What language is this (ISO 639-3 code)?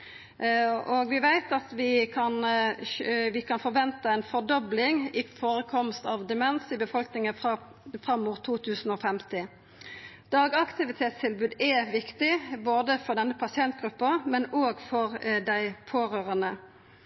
nno